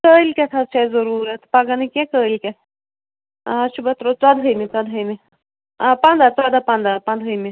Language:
Kashmiri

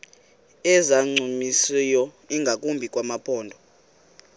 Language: Xhosa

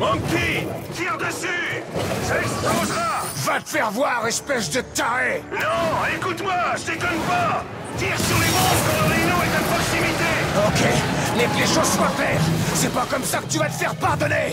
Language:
French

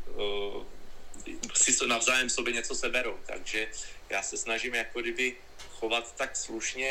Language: Czech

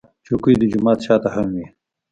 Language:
Pashto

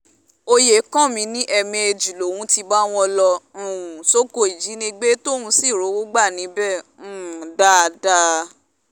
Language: Yoruba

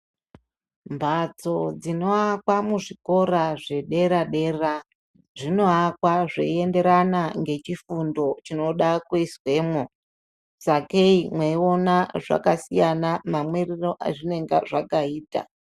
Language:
Ndau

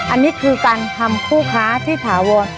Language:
Thai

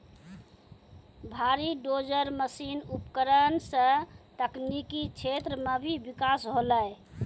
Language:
Maithili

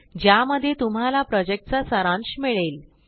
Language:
Marathi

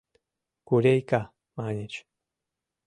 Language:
Mari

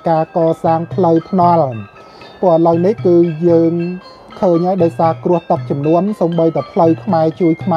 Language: Thai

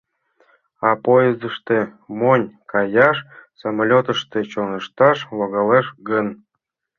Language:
Mari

